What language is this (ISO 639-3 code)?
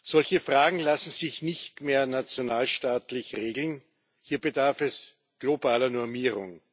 deu